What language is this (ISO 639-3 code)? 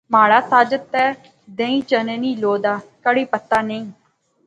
phr